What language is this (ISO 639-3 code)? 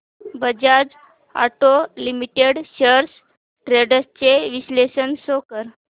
mar